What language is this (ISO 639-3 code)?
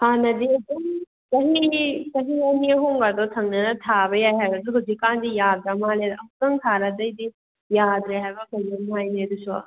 mni